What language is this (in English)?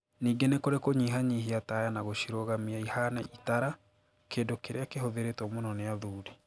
Kikuyu